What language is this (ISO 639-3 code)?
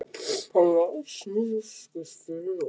isl